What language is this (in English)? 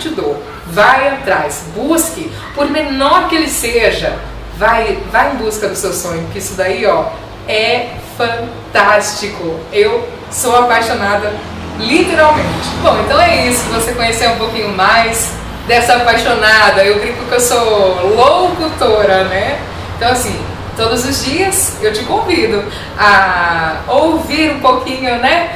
Portuguese